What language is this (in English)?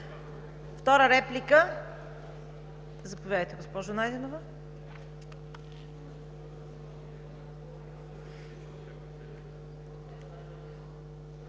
Bulgarian